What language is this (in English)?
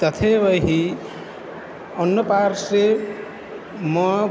Sanskrit